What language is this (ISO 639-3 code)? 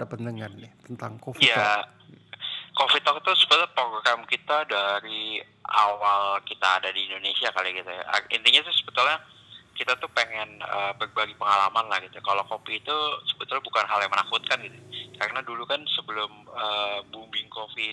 ind